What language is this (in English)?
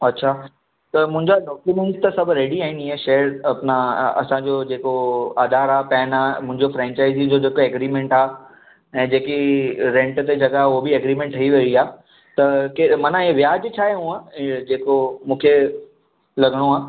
Sindhi